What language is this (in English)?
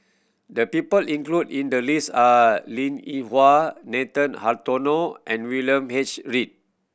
English